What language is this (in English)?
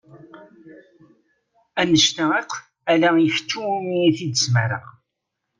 Kabyle